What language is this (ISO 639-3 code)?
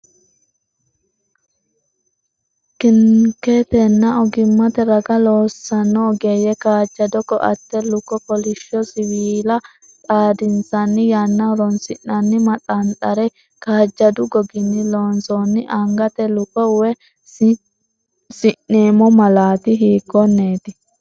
sid